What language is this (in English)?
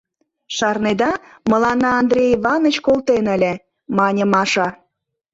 Mari